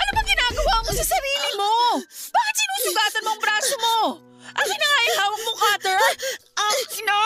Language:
Filipino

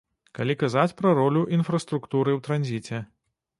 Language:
Belarusian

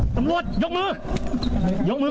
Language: Thai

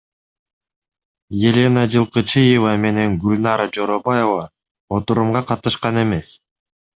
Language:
Kyrgyz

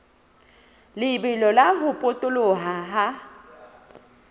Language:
Southern Sotho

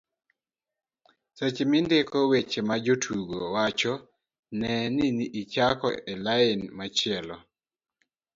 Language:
Luo (Kenya and Tanzania)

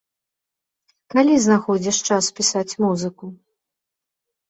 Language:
Belarusian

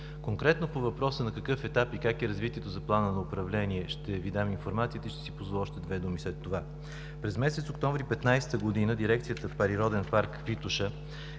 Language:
Bulgarian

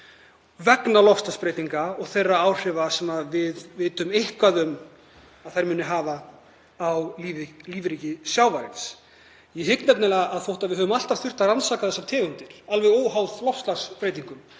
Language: Icelandic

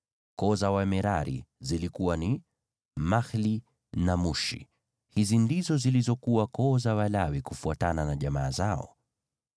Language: Swahili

